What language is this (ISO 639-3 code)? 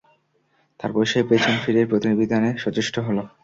ben